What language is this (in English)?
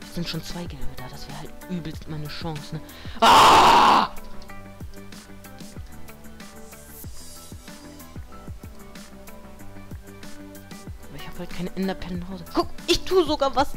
German